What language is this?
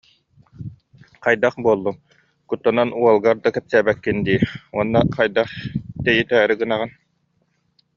Yakut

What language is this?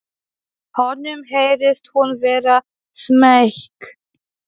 Icelandic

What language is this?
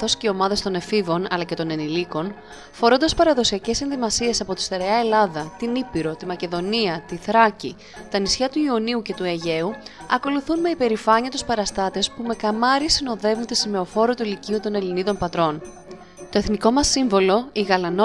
Greek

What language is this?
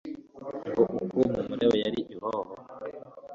Kinyarwanda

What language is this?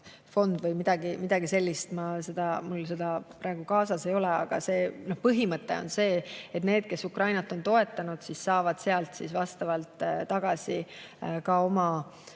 Estonian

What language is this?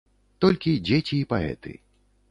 Belarusian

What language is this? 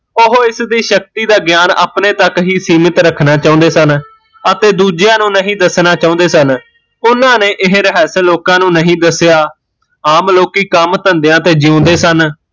Punjabi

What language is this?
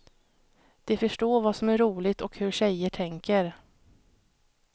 Swedish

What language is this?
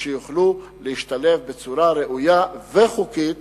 Hebrew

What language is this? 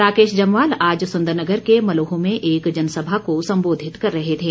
Hindi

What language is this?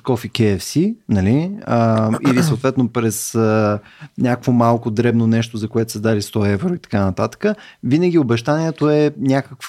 Bulgarian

